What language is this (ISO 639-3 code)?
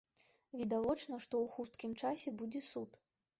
bel